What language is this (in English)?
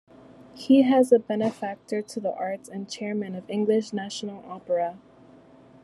English